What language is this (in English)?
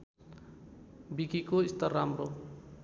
Nepali